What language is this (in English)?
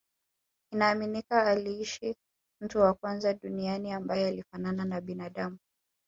Swahili